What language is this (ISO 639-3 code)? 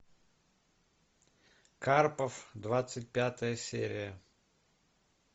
rus